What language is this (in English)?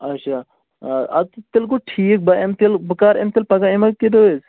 Kashmiri